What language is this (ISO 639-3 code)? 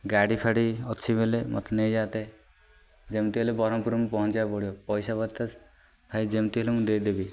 ori